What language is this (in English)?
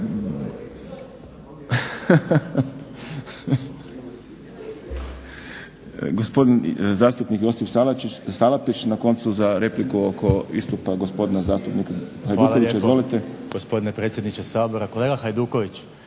Croatian